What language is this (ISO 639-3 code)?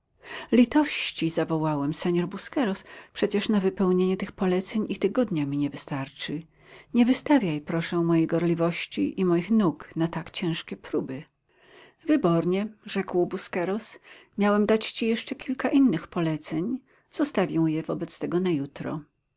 pol